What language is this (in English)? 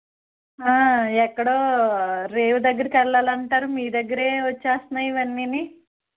Telugu